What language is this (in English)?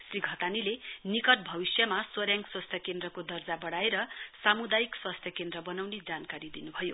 Nepali